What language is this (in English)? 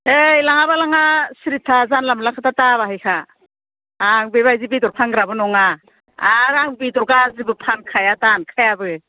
Bodo